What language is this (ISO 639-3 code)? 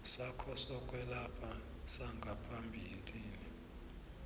nbl